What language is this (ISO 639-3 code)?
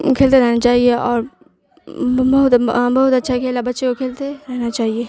urd